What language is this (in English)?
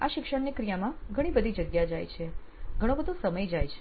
Gujarati